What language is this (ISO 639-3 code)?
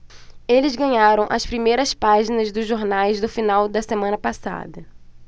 por